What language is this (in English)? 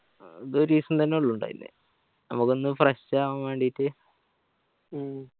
Malayalam